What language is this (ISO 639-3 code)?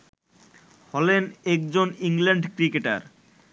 ben